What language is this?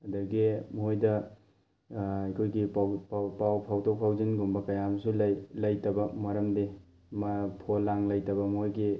Manipuri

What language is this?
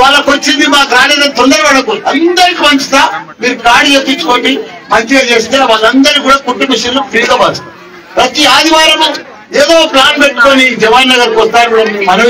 Hindi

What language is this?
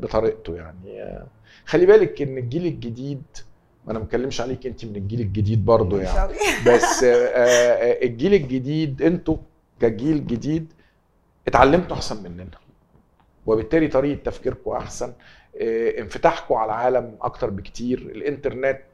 Arabic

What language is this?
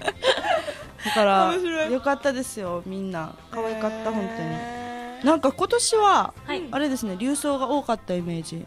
Japanese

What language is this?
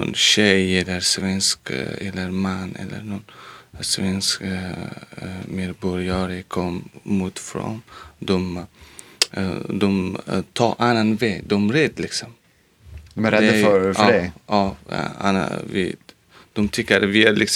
Swedish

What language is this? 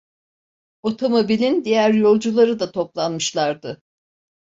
Turkish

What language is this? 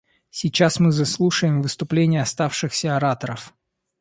Russian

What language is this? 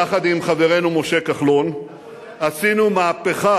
Hebrew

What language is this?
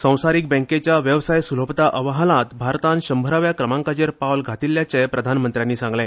Konkani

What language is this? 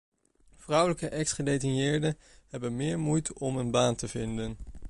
Dutch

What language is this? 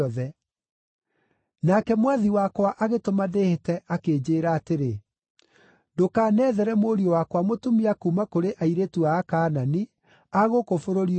Kikuyu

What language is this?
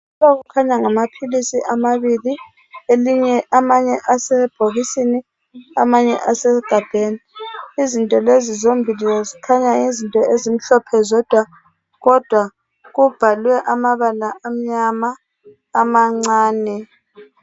North Ndebele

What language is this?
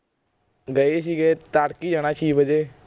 Punjabi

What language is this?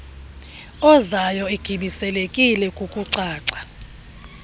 Xhosa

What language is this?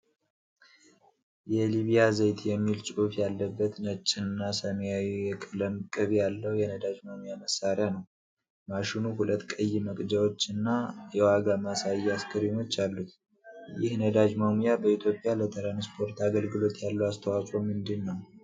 Amharic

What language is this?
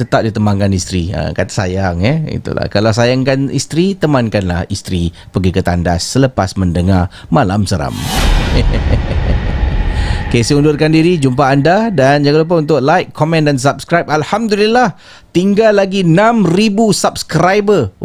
Malay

